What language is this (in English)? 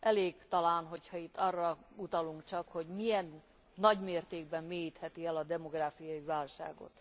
Hungarian